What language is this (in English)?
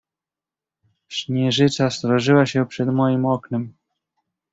Polish